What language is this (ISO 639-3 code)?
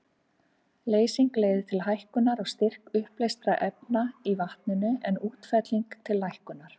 isl